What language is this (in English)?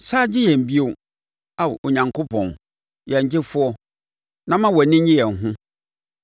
Akan